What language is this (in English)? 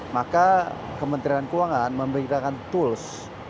Indonesian